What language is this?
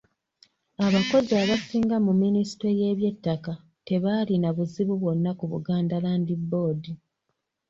Ganda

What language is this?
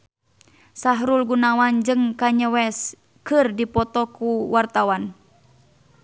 Sundanese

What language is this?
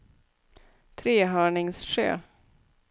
Swedish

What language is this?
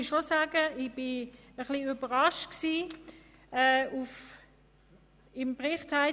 Swiss German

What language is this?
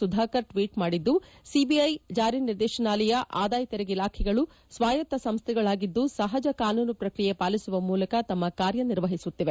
Kannada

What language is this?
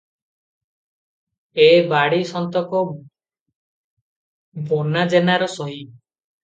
Odia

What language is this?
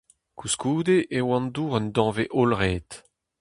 Breton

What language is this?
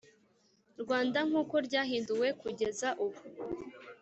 Kinyarwanda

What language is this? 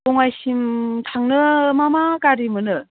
Bodo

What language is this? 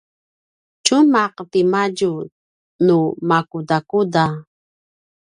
Paiwan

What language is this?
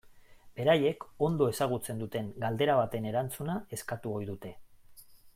Basque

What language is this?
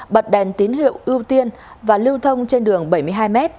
Vietnamese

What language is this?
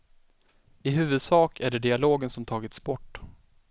Swedish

